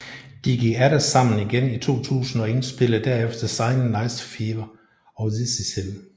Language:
Danish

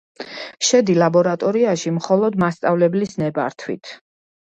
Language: Georgian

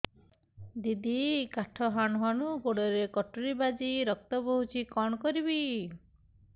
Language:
Odia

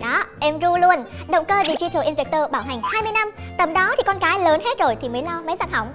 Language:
Vietnamese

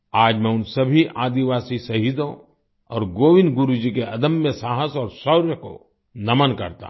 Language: Hindi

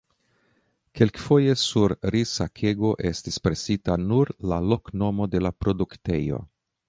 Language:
Esperanto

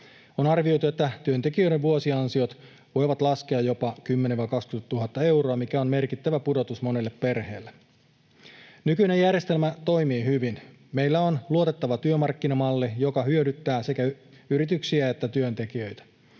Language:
Finnish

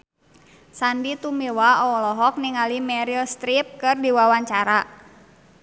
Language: Sundanese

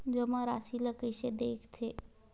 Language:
Chhattisgarhi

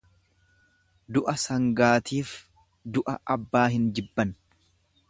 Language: Oromo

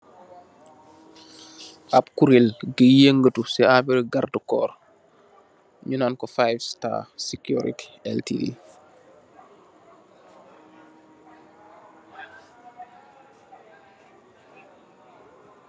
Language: Wolof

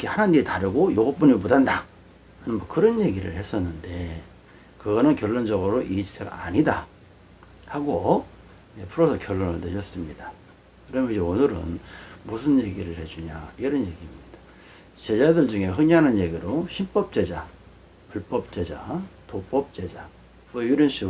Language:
Korean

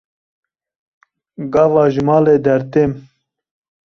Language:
Kurdish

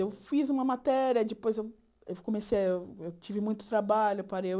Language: Portuguese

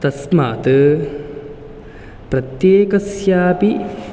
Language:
Sanskrit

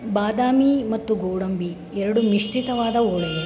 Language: Kannada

